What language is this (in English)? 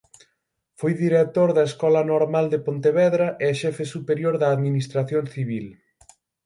Galician